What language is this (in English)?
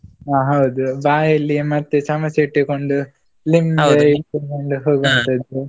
Kannada